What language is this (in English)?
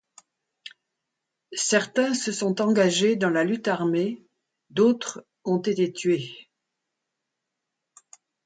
French